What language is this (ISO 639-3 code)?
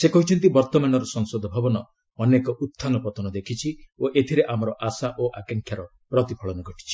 ori